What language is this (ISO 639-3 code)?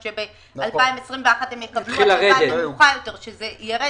heb